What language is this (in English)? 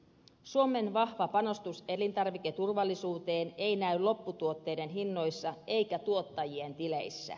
Finnish